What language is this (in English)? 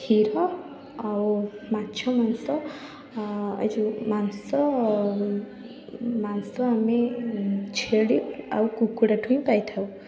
Odia